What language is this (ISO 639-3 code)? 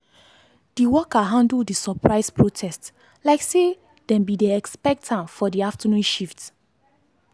pcm